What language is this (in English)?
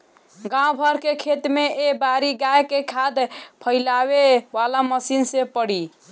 Bhojpuri